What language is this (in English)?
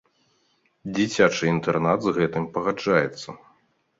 Belarusian